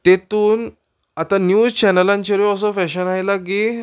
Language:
Konkani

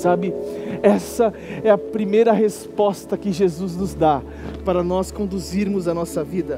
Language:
Portuguese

